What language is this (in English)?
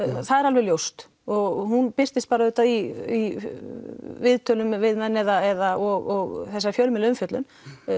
Icelandic